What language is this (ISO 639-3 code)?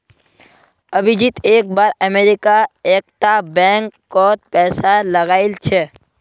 mag